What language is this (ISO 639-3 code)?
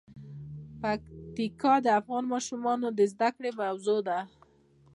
pus